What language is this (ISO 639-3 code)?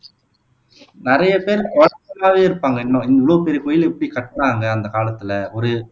tam